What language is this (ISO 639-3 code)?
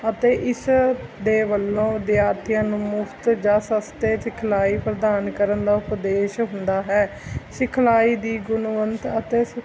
pan